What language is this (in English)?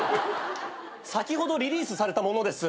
Japanese